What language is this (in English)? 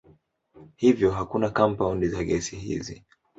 Swahili